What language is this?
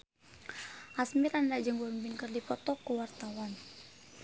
Sundanese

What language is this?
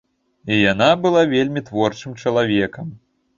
Belarusian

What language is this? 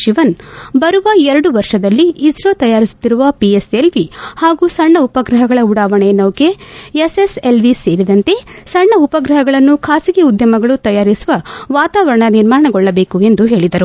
Kannada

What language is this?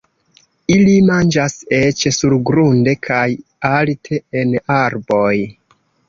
Esperanto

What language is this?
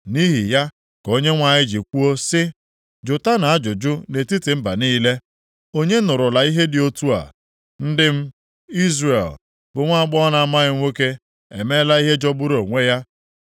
Igbo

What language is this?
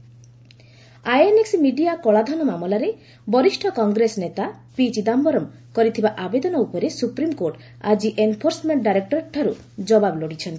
Odia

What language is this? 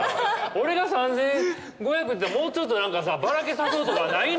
Japanese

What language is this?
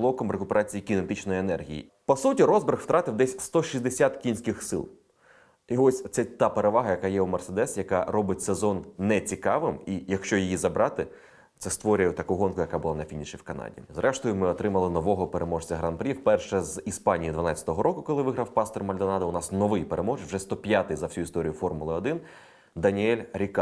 Ukrainian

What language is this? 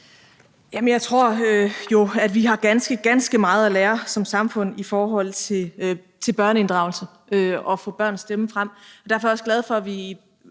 Danish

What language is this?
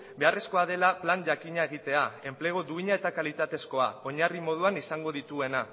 Basque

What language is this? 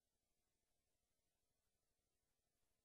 Hebrew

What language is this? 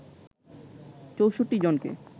Bangla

